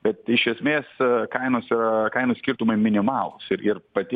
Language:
Lithuanian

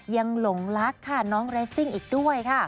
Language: Thai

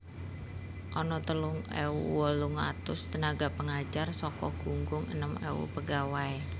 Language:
Javanese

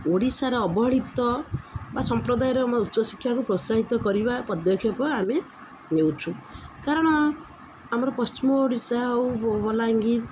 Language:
Odia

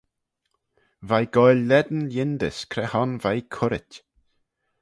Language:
Manx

